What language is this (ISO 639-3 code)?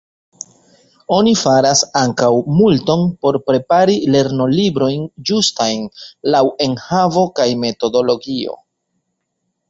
epo